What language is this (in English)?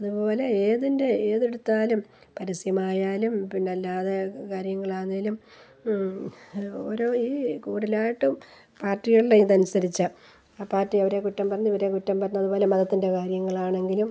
Malayalam